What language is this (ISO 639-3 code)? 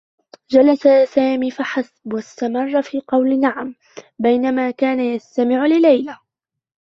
ara